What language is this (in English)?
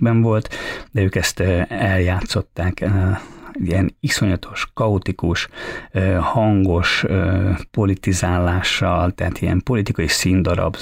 Hungarian